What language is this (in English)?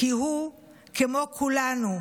Hebrew